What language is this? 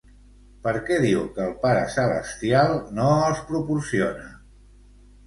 Catalan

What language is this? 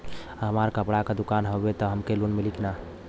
Bhojpuri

